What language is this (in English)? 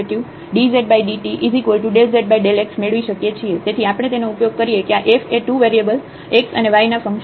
Gujarati